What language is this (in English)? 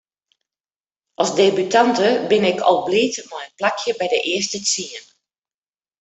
Western Frisian